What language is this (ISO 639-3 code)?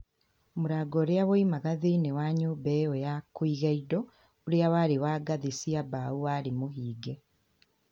kik